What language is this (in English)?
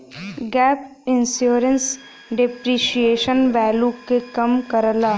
Bhojpuri